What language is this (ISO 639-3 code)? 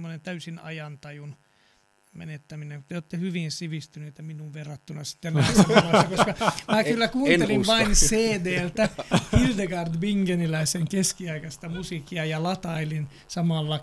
fin